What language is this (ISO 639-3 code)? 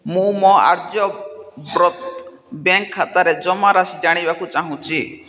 ori